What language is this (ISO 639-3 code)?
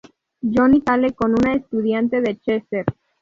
spa